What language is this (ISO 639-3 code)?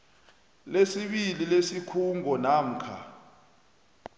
nbl